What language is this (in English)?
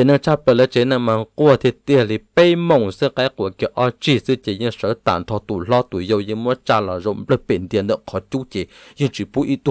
Thai